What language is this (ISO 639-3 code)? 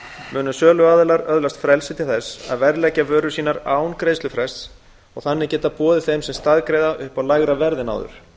isl